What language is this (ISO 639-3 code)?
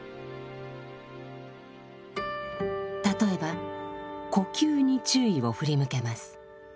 jpn